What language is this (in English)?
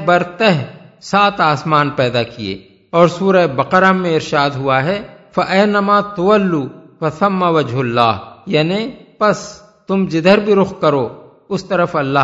Urdu